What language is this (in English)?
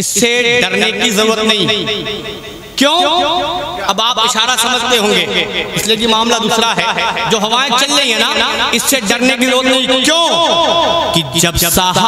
Hindi